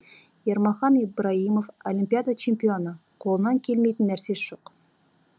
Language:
Kazakh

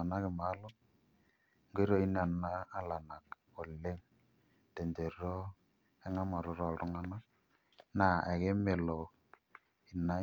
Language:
Masai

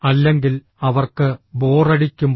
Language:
Malayalam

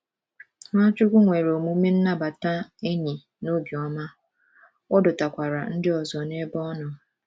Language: Igbo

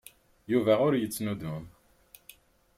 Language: Kabyle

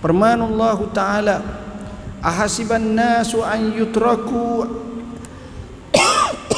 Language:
Malay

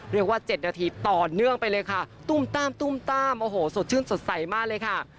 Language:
Thai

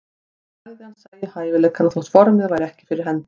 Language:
Icelandic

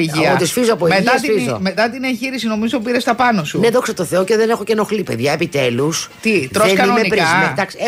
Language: Greek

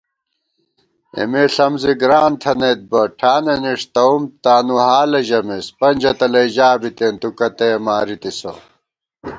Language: Gawar-Bati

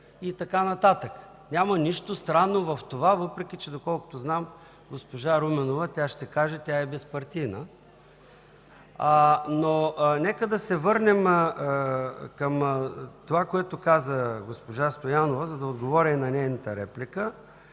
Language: Bulgarian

